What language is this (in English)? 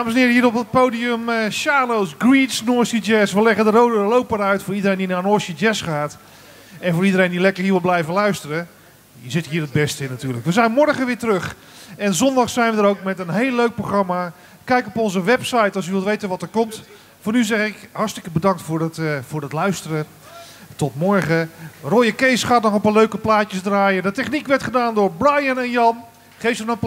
Dutch